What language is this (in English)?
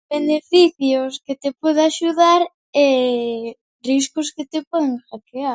Galician